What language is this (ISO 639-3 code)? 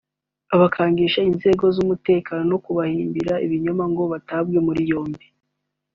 kin